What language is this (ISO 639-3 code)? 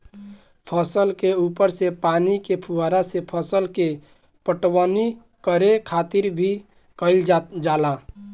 bho